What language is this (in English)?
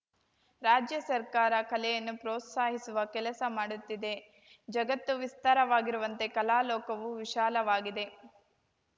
Kannada